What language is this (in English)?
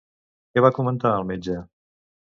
Catalan